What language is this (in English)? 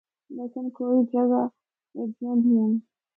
Northern Hindko